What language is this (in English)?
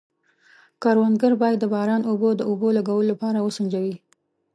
Pashto